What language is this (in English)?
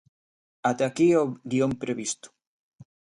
Galician